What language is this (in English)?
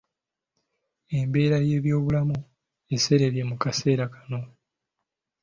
Ganda